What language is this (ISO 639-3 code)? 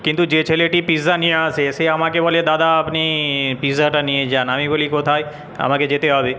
ben